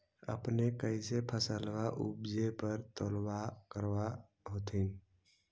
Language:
Magahi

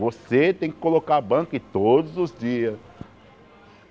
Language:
Portuguese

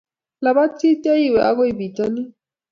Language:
Kalenjin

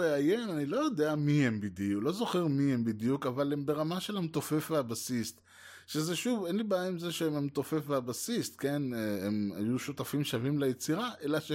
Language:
Hebrew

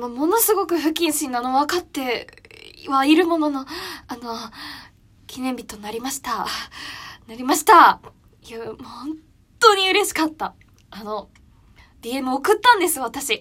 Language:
Japanese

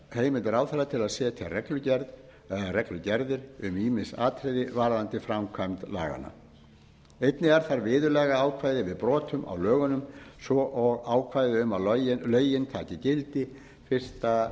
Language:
Icelandic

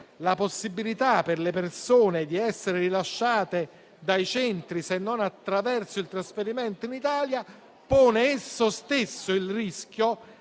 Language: Italian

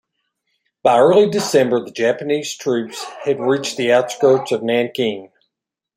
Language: English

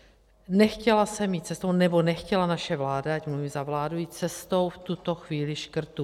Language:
Czech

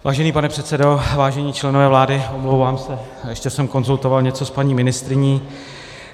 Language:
Czech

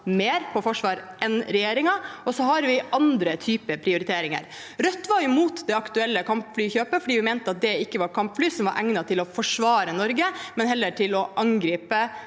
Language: Norwegian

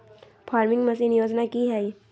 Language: Magahi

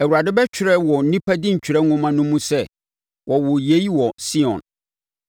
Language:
Akan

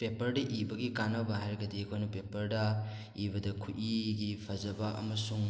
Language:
Manipuri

